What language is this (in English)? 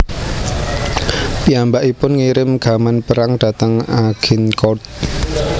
Javanese